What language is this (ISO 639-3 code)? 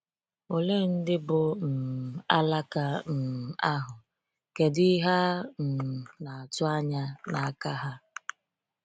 ibo